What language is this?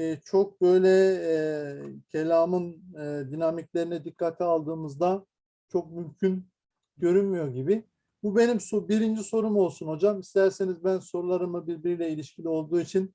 Turkish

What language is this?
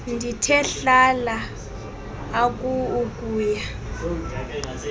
Xhosa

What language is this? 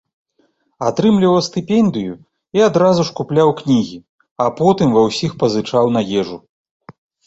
Belarusian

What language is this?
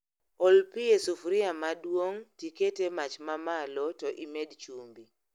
Luo (Kenya and Tanzania)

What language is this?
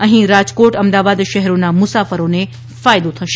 Gujarati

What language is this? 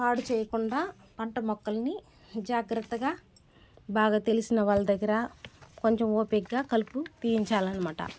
Telugu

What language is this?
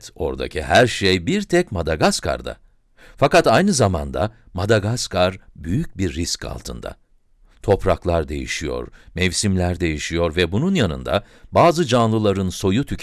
Turkish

